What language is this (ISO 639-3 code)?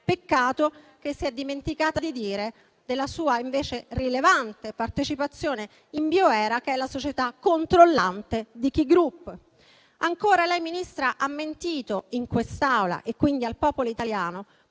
ita